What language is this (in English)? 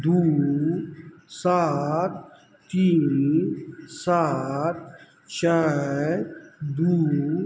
Maithili